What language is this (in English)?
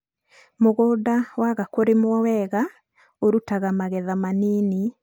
Kikuyu